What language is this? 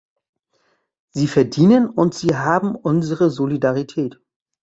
German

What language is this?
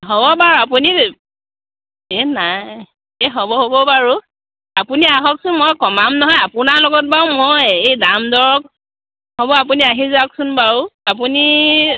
Assamese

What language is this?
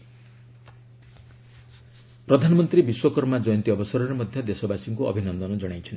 Odia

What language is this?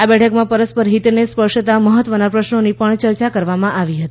Gujarati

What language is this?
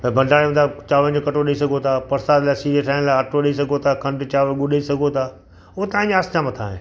Sindhi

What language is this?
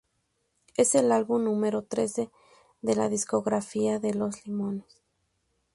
Spanish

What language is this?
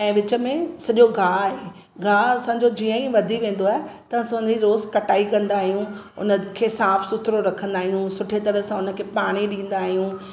Sindhi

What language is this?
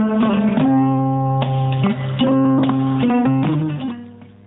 Fula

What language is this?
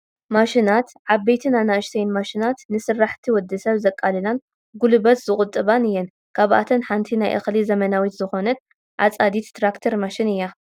Tigrinya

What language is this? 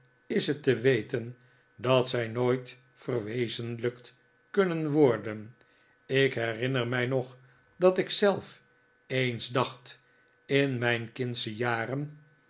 Dutch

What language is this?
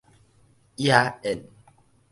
Min Nan Chinese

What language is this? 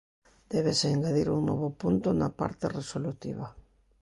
Galician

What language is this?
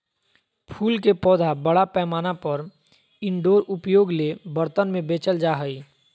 Magahi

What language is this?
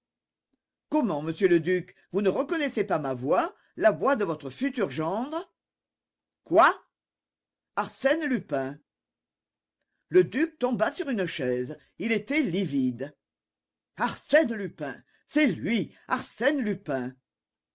French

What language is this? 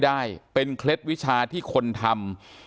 Thai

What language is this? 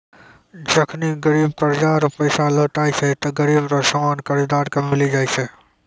Maithili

